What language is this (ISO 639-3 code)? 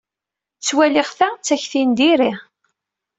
kab